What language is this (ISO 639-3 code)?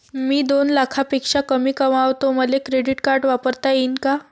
mar